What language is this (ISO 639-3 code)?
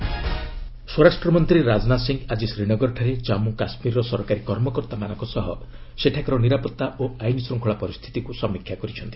ori